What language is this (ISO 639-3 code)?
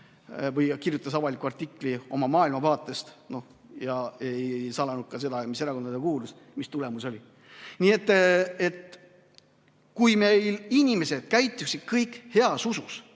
est